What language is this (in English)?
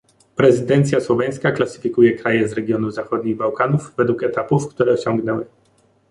Polish